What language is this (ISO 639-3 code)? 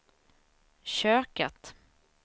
swe